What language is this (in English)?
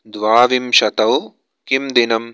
Sanskrit